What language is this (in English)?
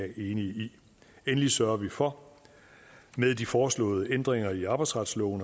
Danish